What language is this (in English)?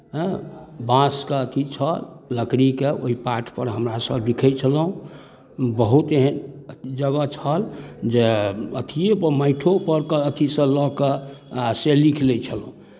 Maithili